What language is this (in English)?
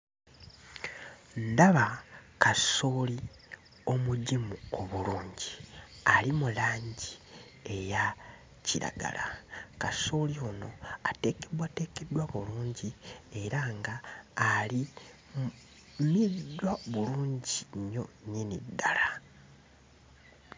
Ganda